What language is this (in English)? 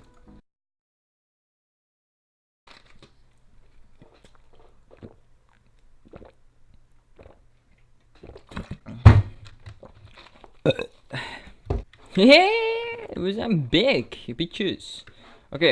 Dutch